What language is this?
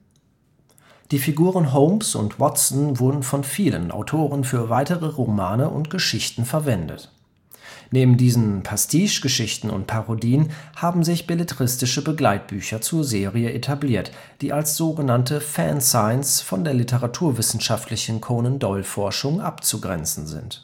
German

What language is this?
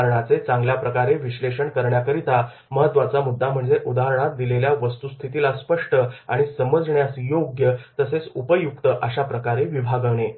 Marathi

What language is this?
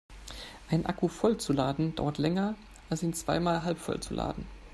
German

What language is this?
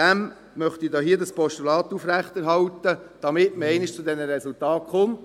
Swiss German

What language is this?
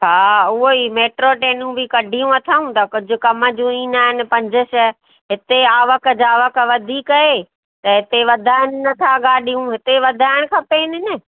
Sindhi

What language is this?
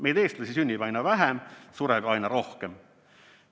Estonian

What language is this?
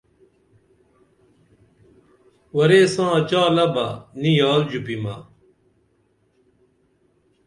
Dameli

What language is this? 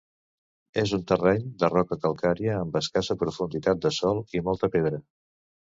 Catalan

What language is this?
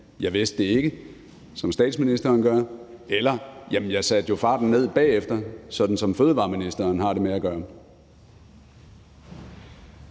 Danish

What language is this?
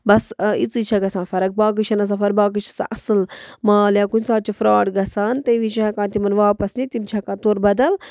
Kashmiri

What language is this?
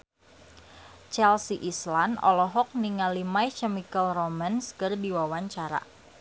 Sundanese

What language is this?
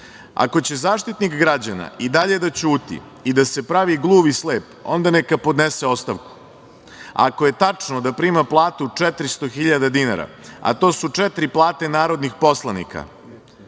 Serbian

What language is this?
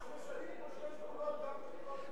Hebrew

